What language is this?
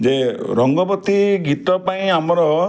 Odia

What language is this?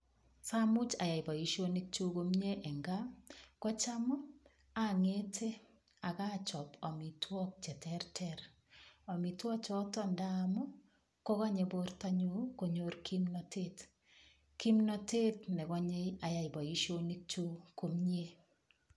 Kalenjin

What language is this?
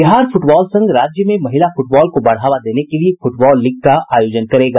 Hindi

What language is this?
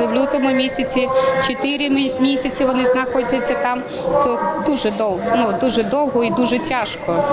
Ukrainian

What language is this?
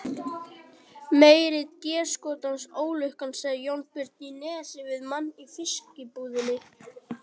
Icelandic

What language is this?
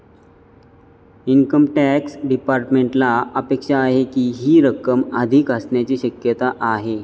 Marathi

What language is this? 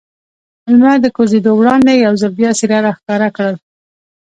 Pashto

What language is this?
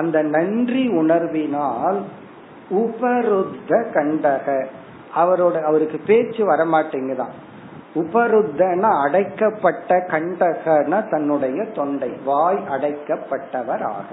Tamil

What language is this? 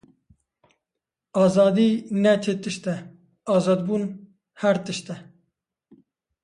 Kurdish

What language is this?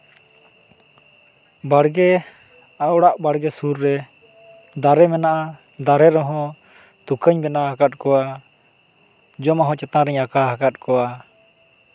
Santali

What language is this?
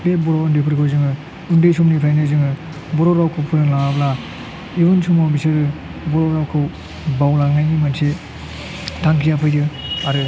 Bodo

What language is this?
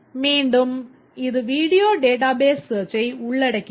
Tamil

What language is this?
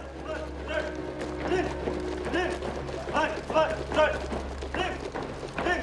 Italian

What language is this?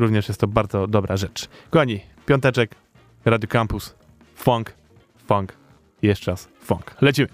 Polish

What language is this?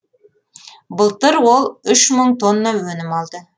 Kazakh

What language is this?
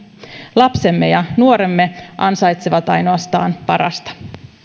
Finnish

